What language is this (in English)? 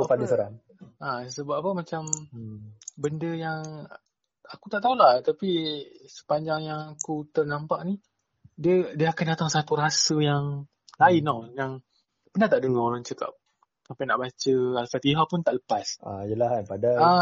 Malay